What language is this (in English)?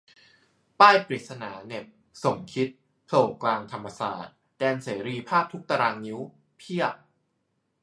Thai